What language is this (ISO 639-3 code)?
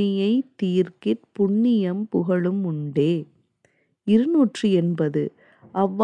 tam